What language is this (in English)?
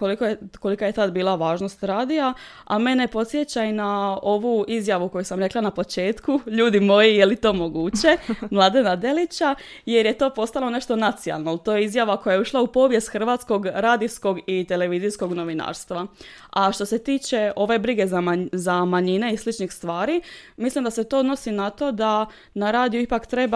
Croatian